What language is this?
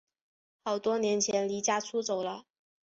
Chinese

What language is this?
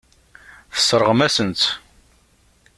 Kabyle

